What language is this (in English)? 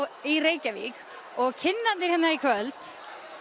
Icelandic